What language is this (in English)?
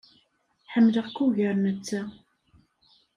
Kabyle